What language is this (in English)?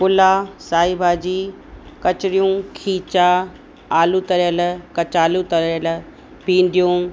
Sindhi